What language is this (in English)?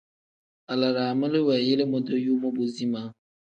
Tem